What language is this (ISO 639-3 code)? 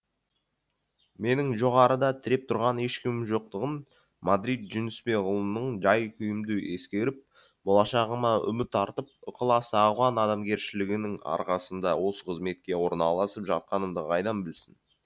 kaz